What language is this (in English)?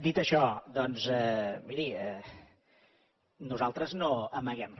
Catalan